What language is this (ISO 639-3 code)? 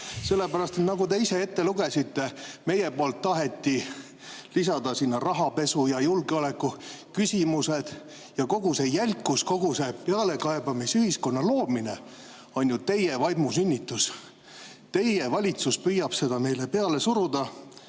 est